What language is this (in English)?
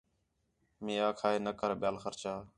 Khetrani